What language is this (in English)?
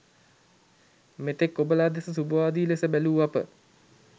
Sinhala